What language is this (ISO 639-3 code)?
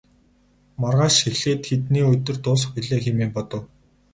mon